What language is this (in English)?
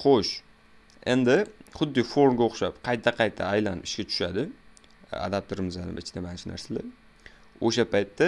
Turkish